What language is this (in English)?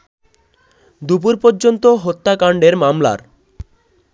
Bangla